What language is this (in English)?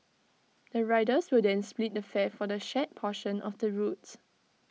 English